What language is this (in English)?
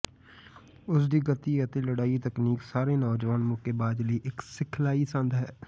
Punjabi